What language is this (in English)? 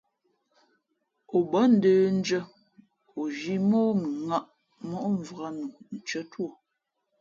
Fe'fe'